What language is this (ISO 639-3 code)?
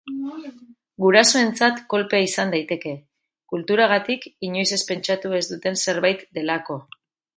eus